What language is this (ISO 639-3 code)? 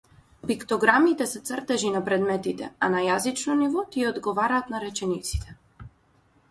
mkd